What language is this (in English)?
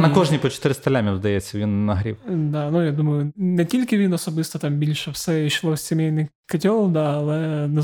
Ukrainian